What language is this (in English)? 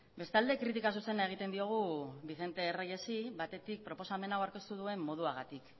Basque